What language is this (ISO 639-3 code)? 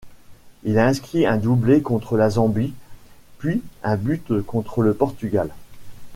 fra